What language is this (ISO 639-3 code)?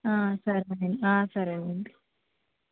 tel